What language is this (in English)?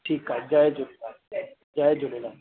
Sindhi